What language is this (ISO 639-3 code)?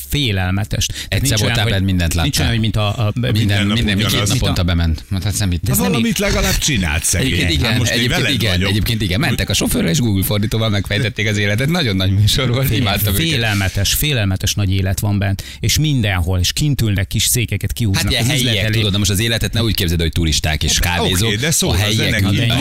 hun